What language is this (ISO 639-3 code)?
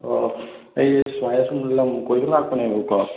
mni